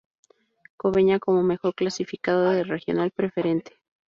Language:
Spanish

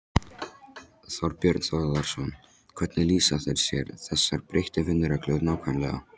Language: Icelandic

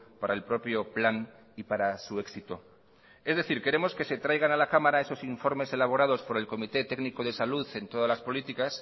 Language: Spanish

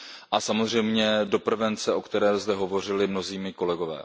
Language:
Czech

